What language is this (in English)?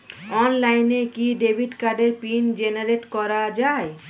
Bangla